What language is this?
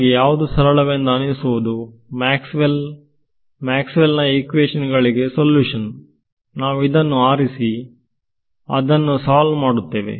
Kannada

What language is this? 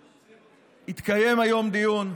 Hebrew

